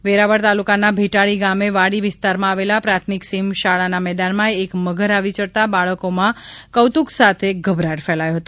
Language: Gujarati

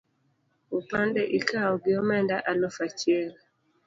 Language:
Luo (Kenya and Tanzania)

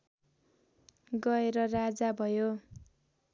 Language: Nepali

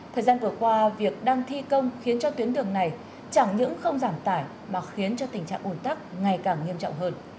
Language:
Vietnamese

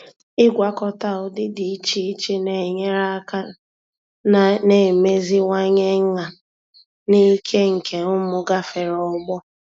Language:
Igbo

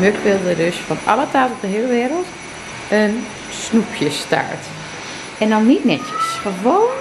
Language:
Dutch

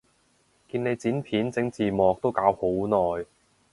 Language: Cantonese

